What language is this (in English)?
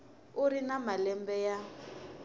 Tsonga